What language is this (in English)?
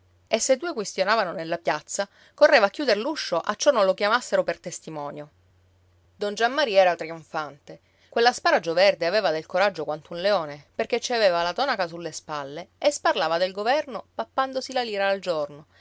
Italian